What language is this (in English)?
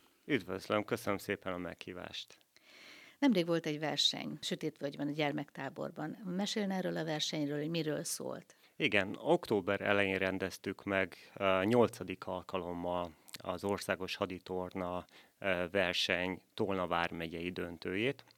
Hungarian